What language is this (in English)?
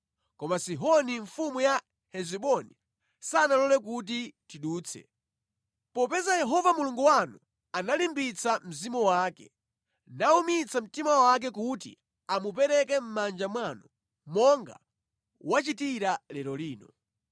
Nyanja